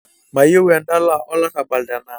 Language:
Masai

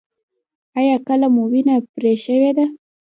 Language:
Pashto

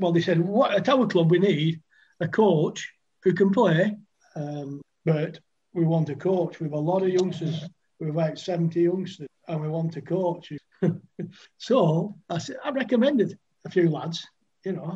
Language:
English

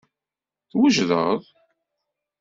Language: Kabyle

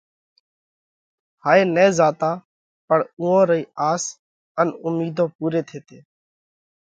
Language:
Parkari Koli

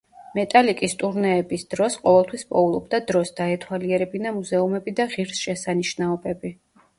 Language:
Georgian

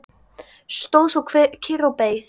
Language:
Icelandic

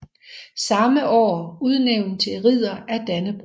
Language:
Danish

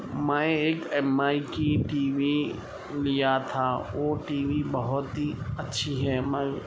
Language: Urdu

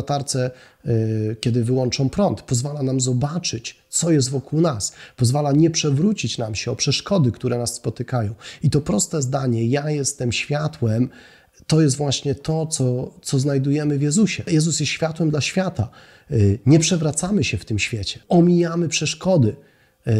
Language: Polish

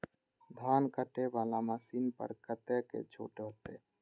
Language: Maithili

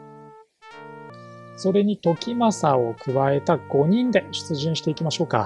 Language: Japanese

